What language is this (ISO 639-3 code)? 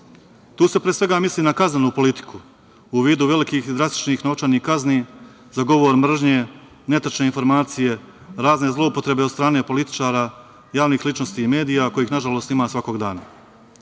srp